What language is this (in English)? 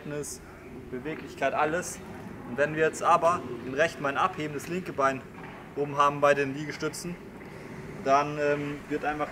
German